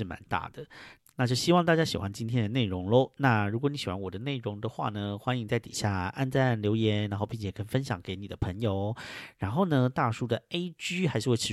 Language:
Chinese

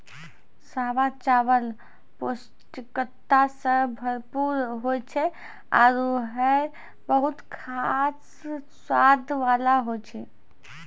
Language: Maithili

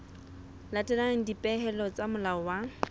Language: Southern Sotho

